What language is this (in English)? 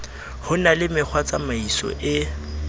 Southern Sotho